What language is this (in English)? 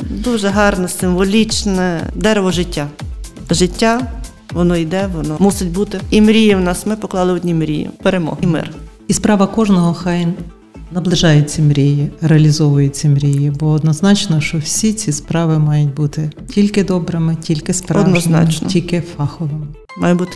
Ukrainian